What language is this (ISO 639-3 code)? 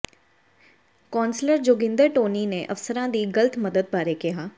pan